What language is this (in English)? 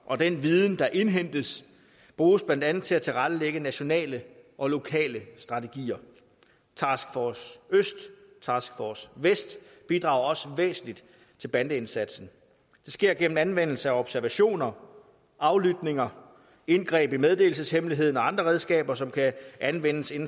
Danish